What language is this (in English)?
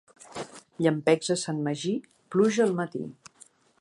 Catalan